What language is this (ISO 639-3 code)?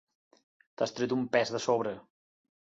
cat